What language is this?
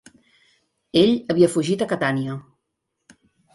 Catalan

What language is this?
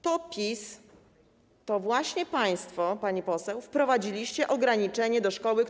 Polish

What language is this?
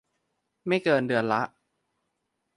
Thai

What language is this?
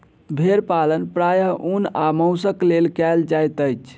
Maithili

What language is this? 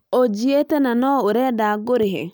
Kikuyu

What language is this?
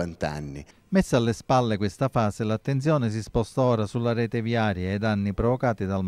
Italian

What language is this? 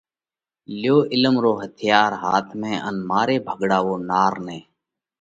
Parkari Koli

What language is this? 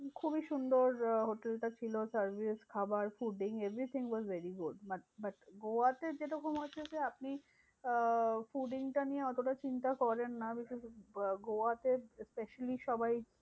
Bangla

